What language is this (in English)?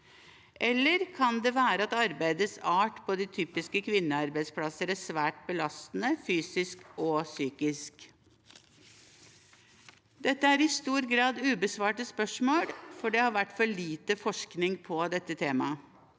Norwegian